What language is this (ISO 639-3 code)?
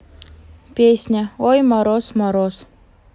rus